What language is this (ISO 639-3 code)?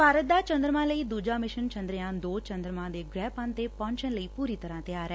pan